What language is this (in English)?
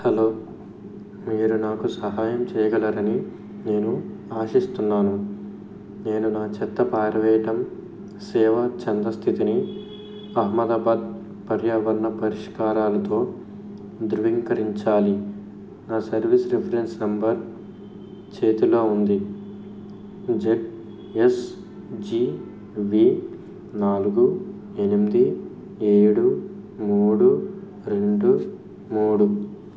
Telugu